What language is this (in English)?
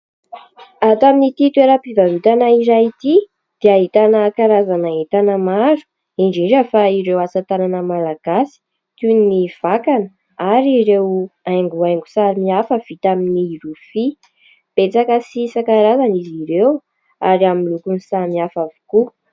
Malagasy